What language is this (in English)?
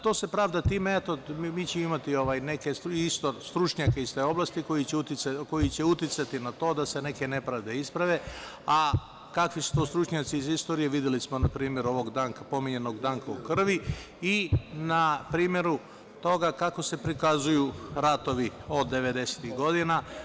Serbian